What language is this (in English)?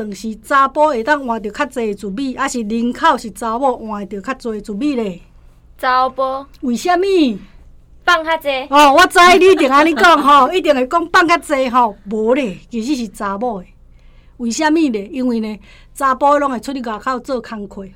Chinese